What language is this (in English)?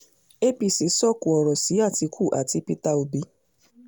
Yoruba